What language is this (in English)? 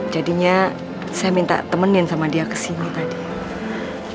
Indonesian